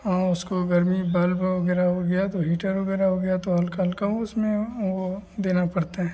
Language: Hindi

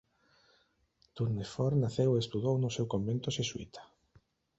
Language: Galician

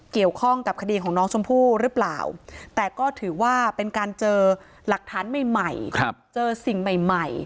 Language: Thai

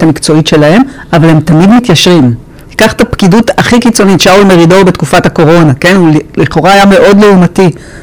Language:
Hebrew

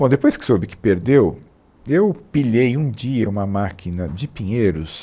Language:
Portuguese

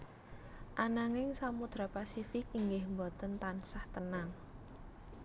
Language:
Javanese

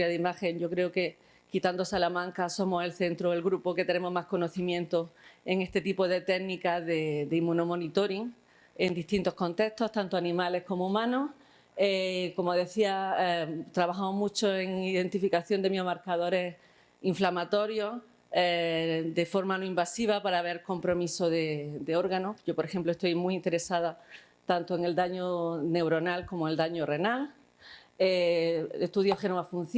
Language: Spanish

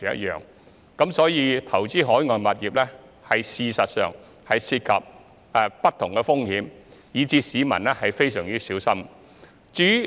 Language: Cantonese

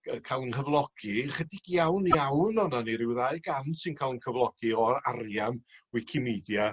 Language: Welsh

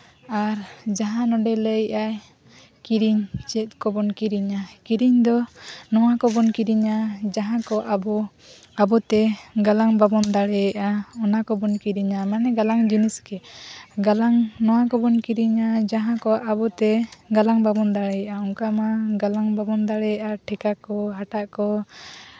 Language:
Santali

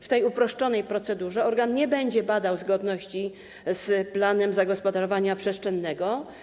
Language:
Polish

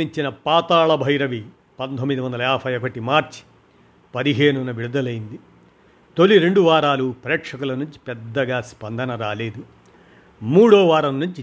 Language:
Telugu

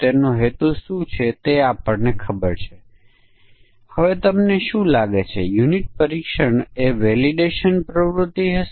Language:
Gujarati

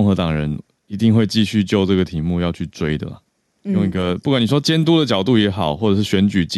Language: Chinese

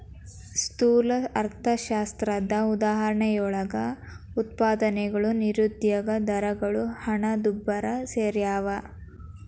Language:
Kannada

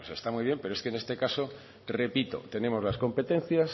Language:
Spanish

